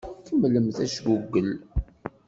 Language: Kabyle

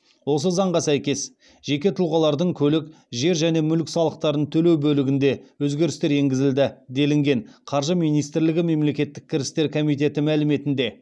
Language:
Kazakh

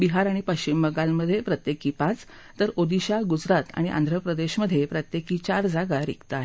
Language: Marathi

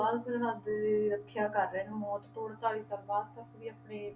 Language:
Punjabi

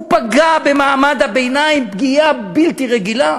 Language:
Hebrew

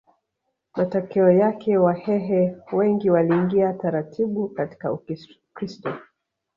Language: Swahili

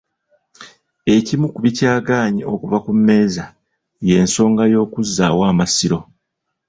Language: Ganda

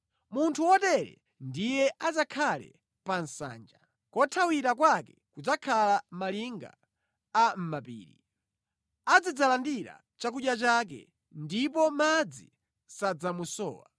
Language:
Nyanja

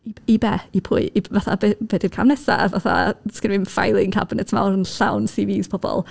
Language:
Welsh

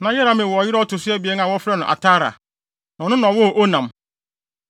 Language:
Akan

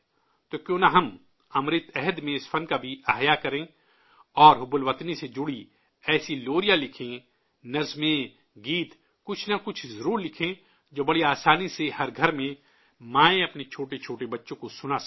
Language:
Urdu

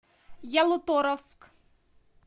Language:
Russian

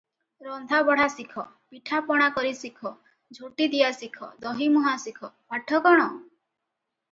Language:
Odia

